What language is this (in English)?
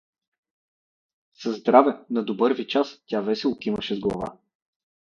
Bulgarian